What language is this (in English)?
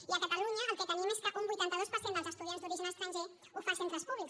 Catalan